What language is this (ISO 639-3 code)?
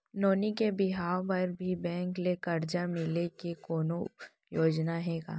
hne